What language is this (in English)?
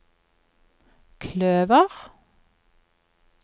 Norwegian